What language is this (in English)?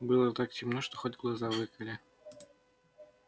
Russian